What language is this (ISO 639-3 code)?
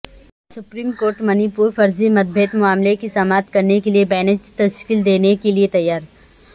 urd